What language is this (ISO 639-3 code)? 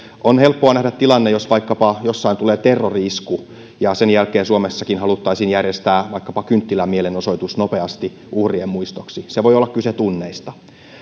fin